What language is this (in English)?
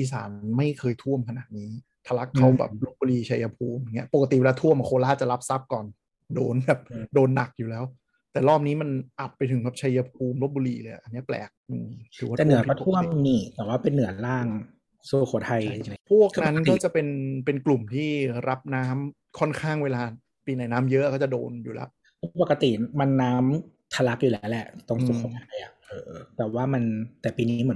Thai